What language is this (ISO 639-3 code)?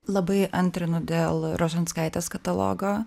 lit